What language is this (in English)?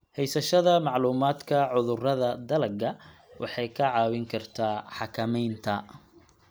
Somali